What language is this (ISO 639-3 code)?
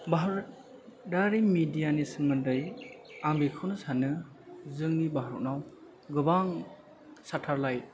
brx